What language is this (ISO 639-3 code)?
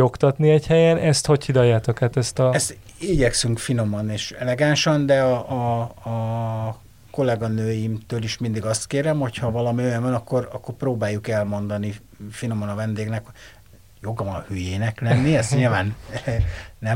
hun